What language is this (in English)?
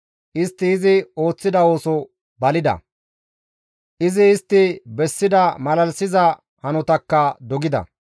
Gamo